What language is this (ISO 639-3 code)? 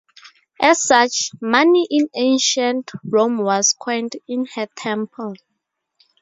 eng